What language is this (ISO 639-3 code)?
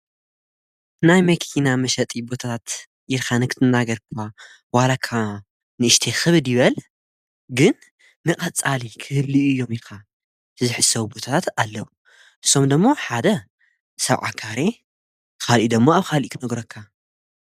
tir